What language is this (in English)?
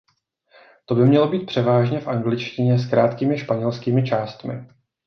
Czech